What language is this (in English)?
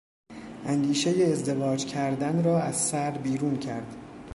Persian